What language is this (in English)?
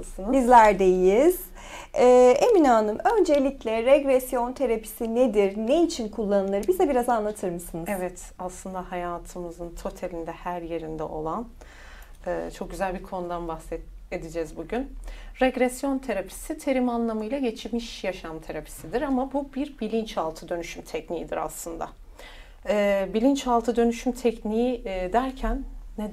Turkish